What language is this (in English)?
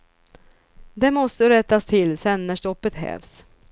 Swedish